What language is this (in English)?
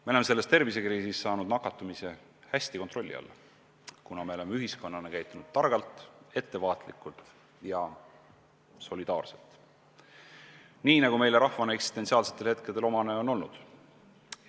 Estonian